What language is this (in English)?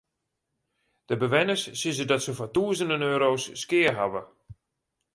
Western Frisian